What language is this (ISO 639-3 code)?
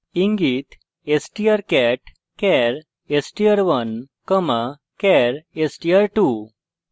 ben